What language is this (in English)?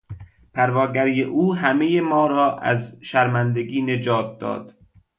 Persian